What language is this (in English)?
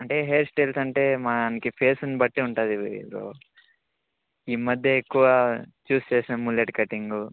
Telugu